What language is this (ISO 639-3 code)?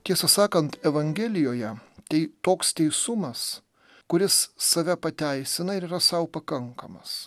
lit